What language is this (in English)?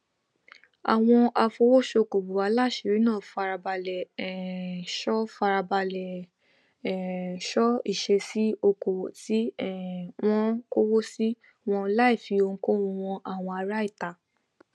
Yoruba